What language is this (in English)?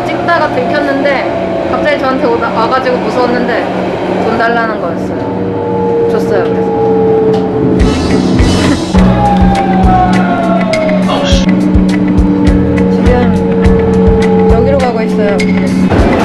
Korean